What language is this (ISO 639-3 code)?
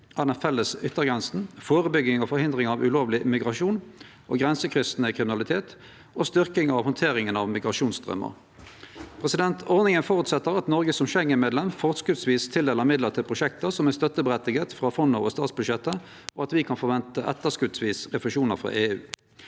nor